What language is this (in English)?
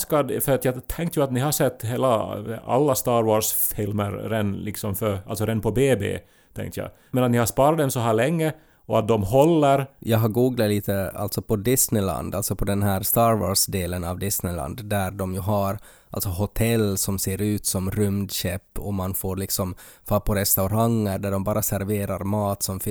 Swedish